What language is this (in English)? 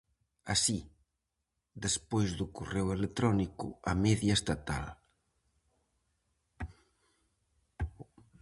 Galician